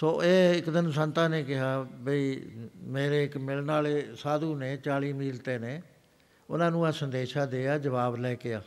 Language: Punjabi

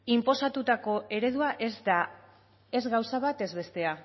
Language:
Basque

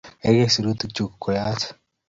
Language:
Kalenjin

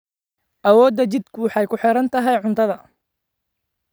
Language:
Somali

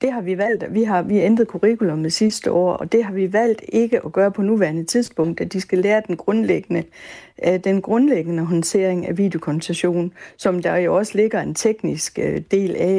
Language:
Danish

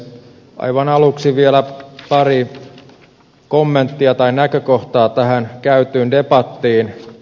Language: Finnish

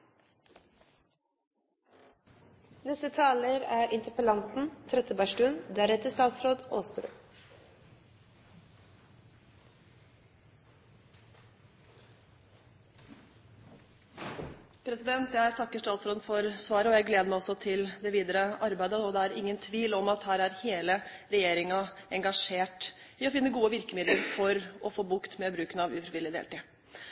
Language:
Norwegian Bokmål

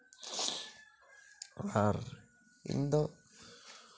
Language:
Santali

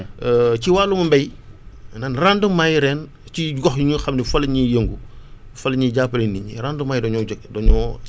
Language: Wolof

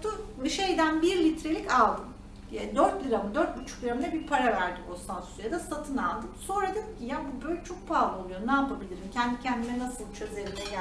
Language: Turkish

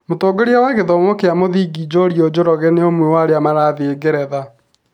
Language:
Kikuyu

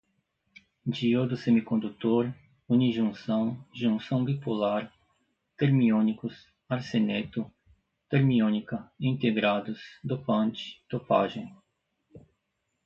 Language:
Portuguese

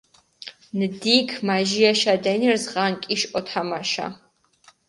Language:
Mingrelian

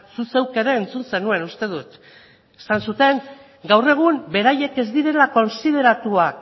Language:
Basque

